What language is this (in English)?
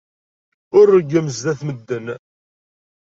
Kabyle